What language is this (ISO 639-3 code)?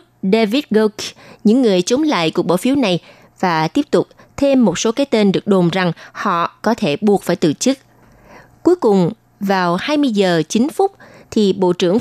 vie